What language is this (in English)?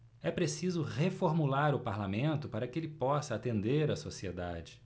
Portuguese